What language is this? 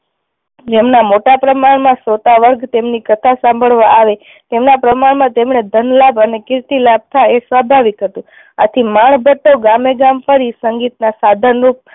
Gujarati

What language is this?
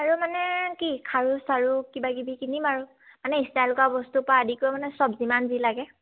Assamese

